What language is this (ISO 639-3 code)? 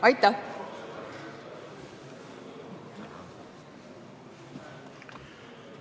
est